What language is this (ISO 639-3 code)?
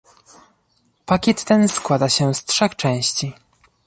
pol